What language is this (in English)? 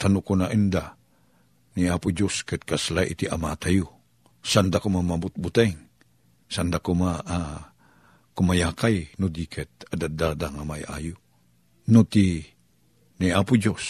Filipino